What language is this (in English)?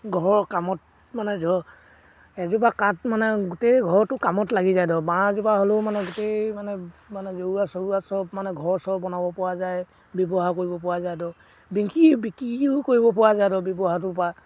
Assamese